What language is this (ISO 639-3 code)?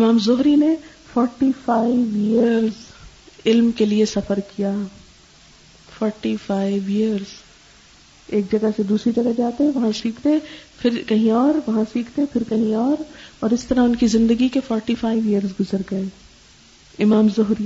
urd